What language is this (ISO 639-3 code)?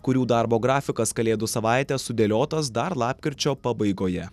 lit